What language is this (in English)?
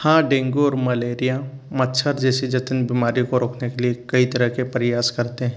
Hindi